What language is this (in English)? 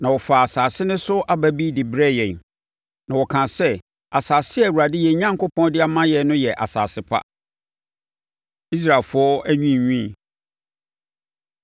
Akan